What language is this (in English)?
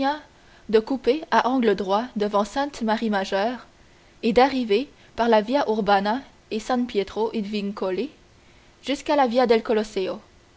French